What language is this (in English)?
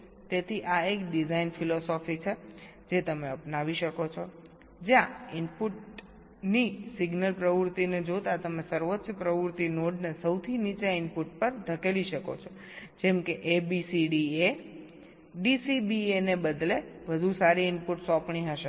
Gujarati